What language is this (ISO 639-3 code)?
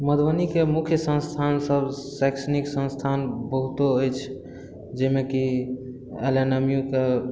mai